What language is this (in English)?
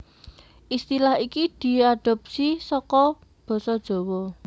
Javanese